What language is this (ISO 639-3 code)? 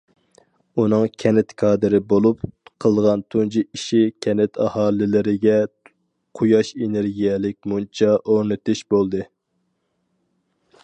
uig